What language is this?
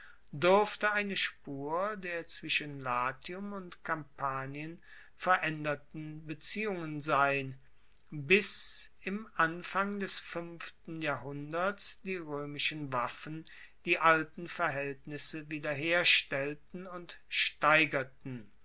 German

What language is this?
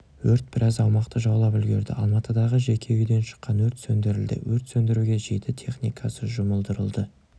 Kazakh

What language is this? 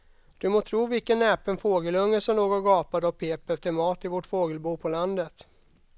Swedish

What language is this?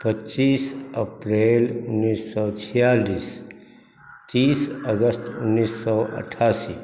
Maithili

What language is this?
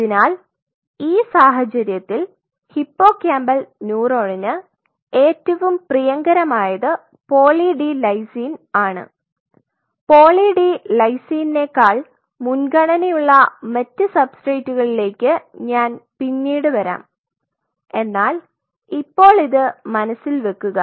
Malayalam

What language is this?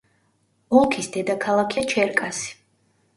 Georgian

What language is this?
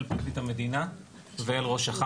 Hebrew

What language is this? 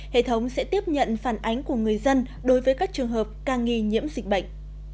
Vietnamese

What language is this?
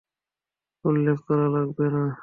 Bangla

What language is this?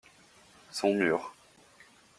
French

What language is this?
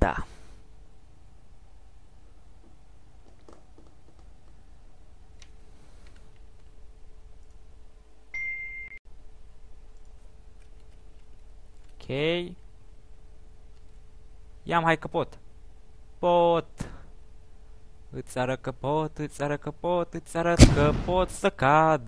Romanian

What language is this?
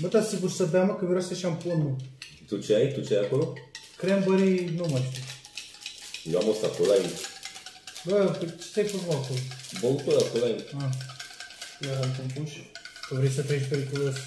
Romanian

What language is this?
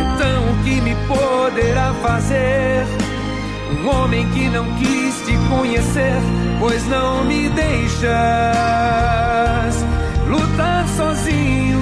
Portuguese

